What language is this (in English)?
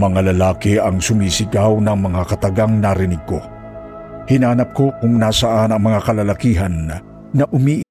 Filipino